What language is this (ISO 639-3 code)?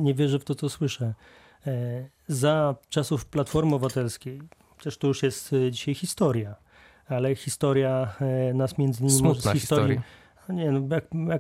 pol